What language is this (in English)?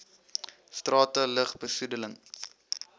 Afrikaans